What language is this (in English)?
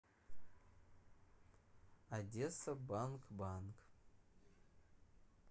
Russian